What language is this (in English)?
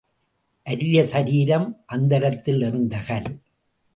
Tamil